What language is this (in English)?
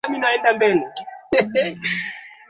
Swahili